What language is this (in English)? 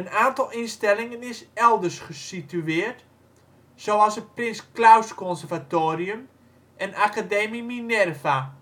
Dutch